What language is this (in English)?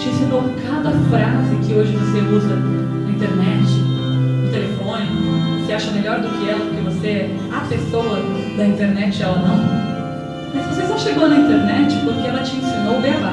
Portuguese